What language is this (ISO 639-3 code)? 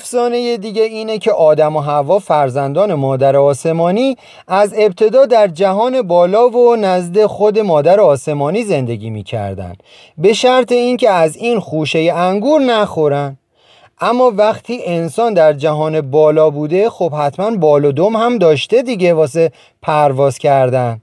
fas